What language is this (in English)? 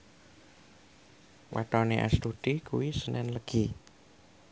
Javanese